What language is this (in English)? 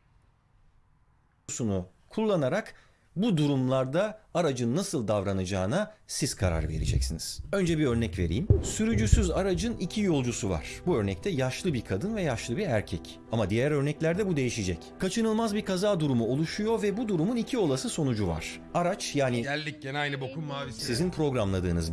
Turkish